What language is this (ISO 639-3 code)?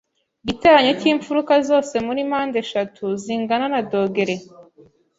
kin